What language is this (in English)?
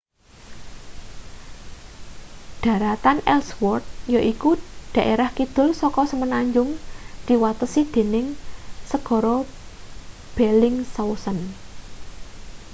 Javanese